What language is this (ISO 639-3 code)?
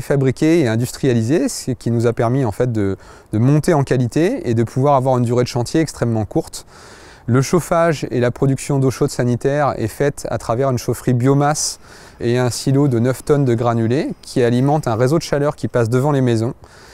fra